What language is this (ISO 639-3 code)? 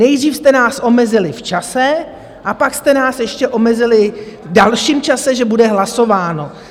ces